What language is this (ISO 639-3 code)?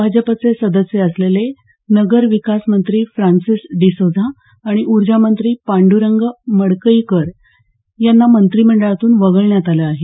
mar